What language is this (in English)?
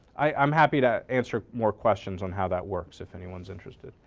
English